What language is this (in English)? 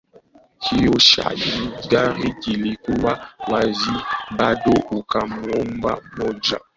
Swahili